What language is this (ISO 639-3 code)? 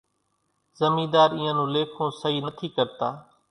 gjk